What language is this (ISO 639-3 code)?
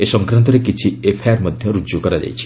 ori